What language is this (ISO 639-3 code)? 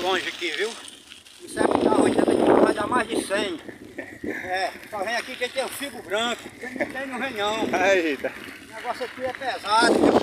por